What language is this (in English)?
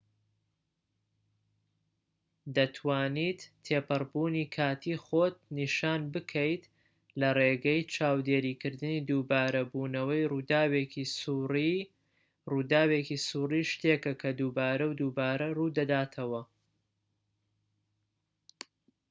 Central Kurdish